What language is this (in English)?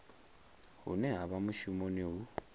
Venda